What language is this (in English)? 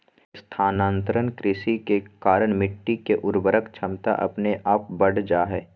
Magahi